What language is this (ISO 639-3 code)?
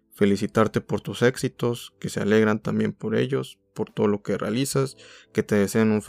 spa